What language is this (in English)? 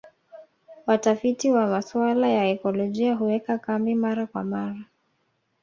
Swahili